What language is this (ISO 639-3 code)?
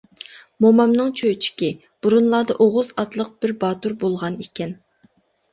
uig